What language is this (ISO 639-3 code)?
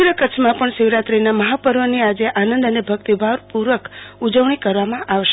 guj